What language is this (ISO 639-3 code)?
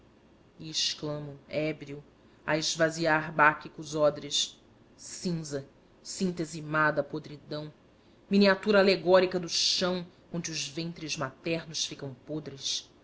por